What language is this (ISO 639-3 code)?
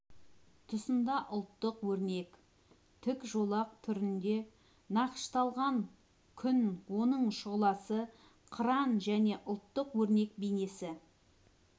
kaz